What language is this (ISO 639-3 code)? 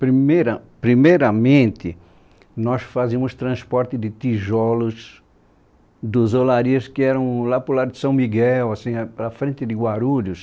por